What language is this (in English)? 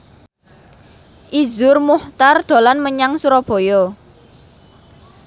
Javanese